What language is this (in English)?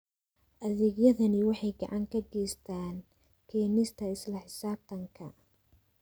Somali